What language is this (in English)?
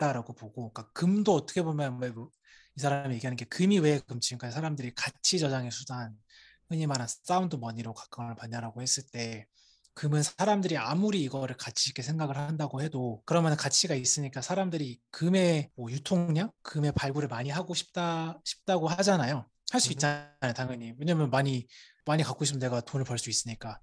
Korean